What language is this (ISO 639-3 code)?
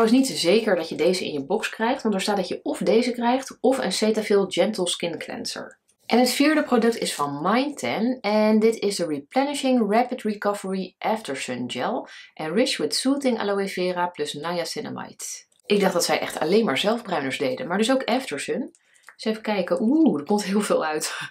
nld